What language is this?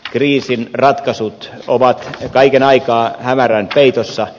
Finnish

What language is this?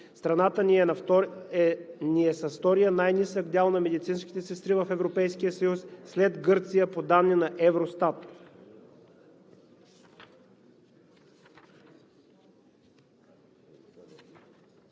Bulgarian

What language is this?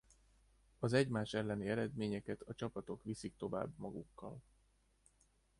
Hungarian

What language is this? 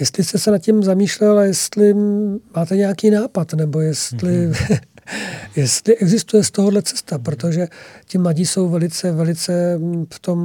Czech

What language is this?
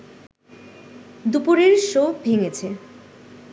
Bangla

